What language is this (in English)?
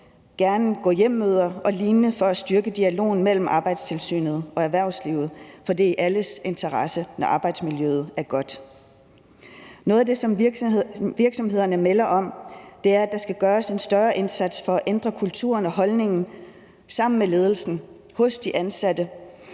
Danish